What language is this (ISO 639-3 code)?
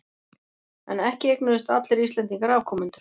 isl